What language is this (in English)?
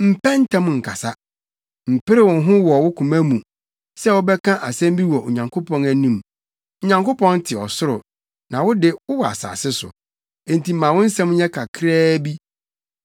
Akan